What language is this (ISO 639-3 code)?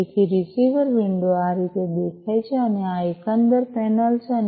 guj